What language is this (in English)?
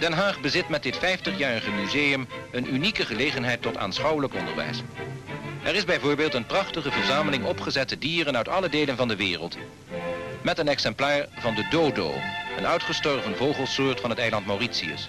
Dutch